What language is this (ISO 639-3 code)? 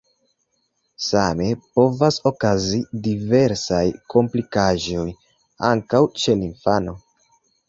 epo